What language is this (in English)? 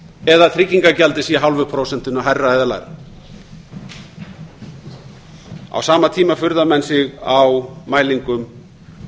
Icelandic